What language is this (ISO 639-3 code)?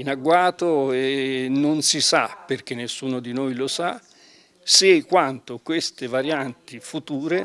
ita